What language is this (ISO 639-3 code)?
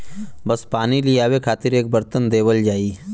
bho